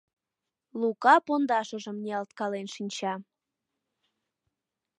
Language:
Mari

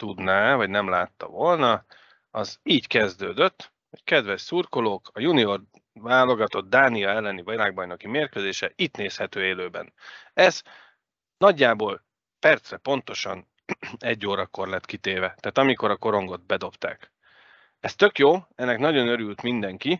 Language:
Hungarian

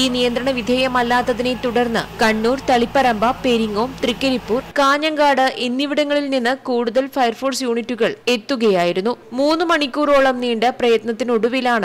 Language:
Malayalam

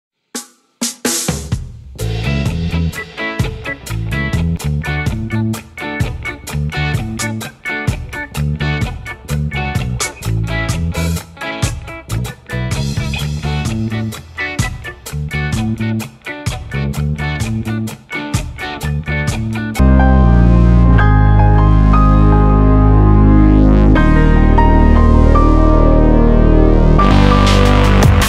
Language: Thai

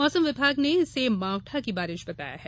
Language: Hindi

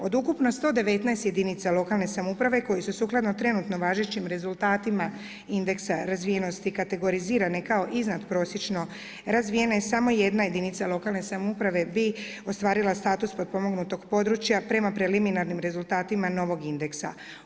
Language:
Croatian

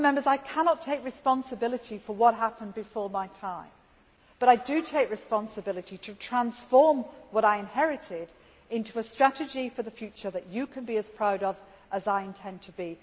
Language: English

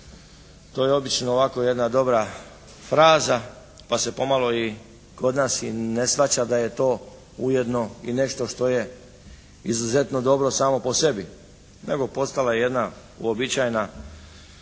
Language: Croatian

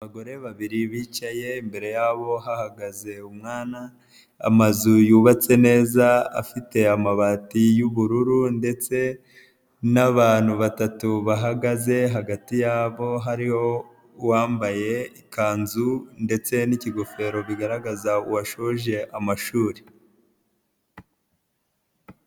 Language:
Kinyarwanda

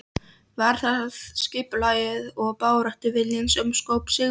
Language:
Icelandic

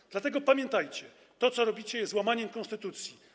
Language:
Polish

